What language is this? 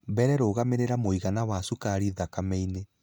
Kikuyu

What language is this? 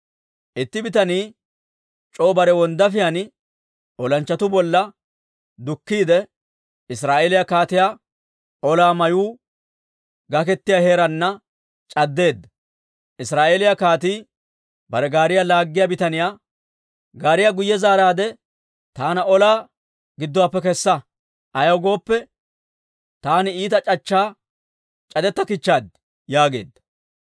Dawro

